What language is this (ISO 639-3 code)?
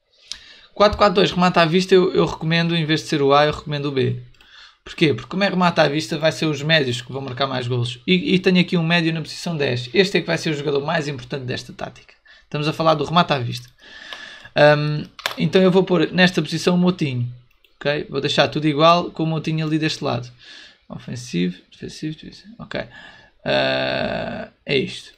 por